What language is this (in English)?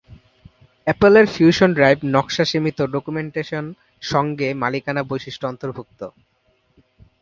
Bangla